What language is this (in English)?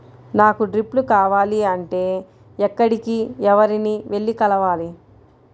Telugu